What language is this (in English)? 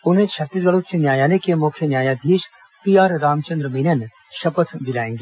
Hindi